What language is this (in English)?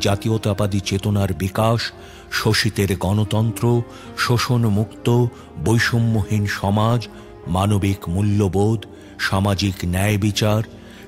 Hindi